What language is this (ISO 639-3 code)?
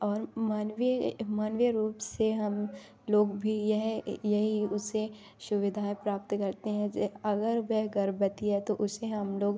hin